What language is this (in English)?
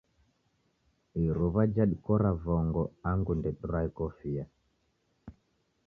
Taita